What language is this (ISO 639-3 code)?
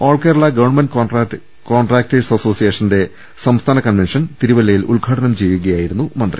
mal